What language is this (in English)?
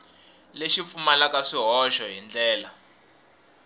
Tsonga